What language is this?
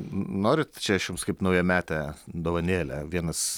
Lithuanian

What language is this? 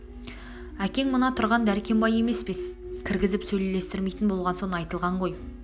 Kazakh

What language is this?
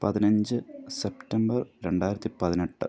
Malayalam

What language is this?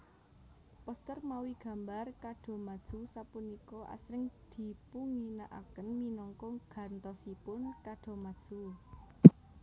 Javanese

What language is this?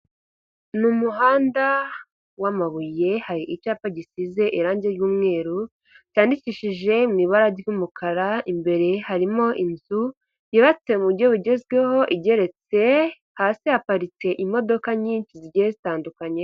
Kinyarwanda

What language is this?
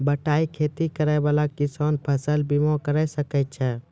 Maithili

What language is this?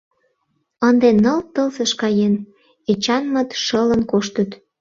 Mari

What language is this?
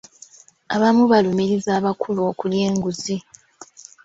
Ganda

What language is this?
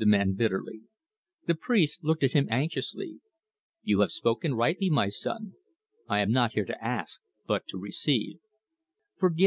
English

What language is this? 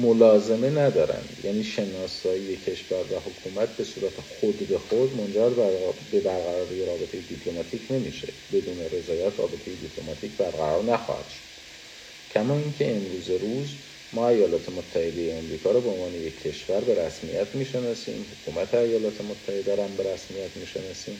Persian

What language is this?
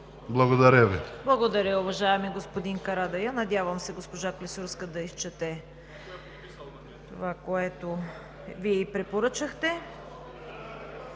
Bulgarian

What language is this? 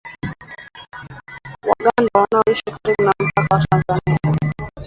Swahili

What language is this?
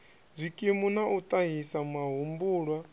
Venda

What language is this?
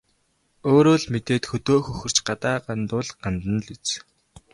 Mongolian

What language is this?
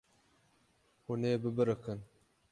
Kurdish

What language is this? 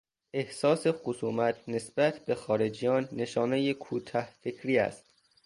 Persian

